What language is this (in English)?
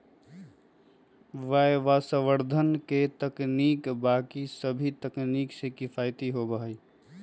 Magahi